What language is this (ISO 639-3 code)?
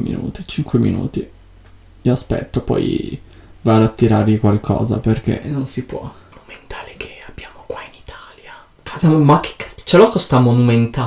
ita